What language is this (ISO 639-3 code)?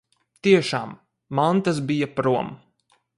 lav